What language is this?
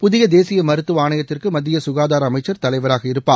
Tamil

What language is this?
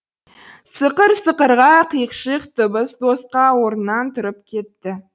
Kazakh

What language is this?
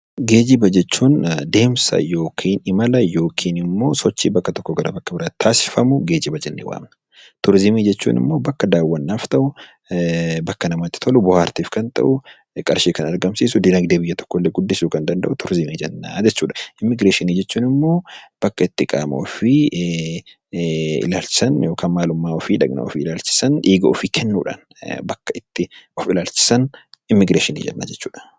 Oromo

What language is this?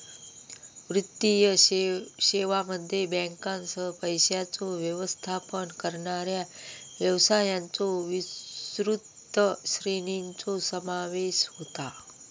Marathi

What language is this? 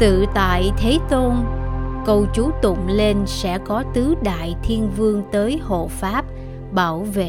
Vietnamese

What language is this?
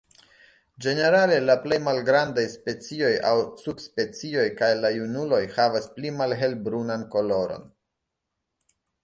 Esperanto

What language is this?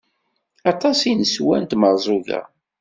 Kabyle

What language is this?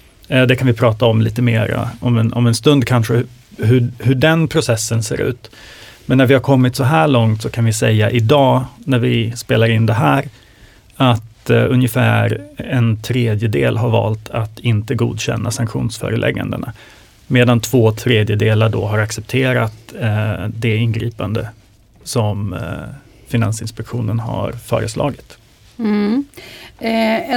Swedish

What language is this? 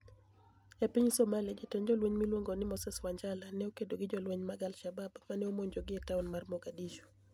Luo (Kenya and Tanzania)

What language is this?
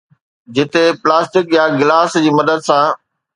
Sindhi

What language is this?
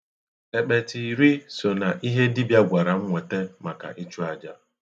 Igbo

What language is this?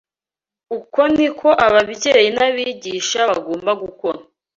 Kinyarwanda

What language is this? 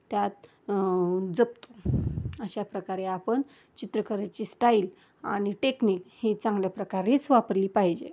Marathi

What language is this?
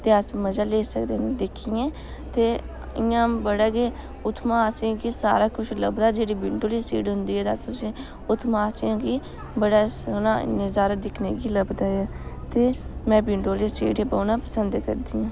Dogri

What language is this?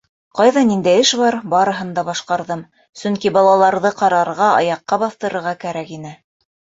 Bashkir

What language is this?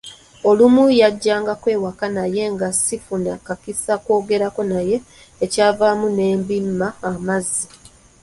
Ganda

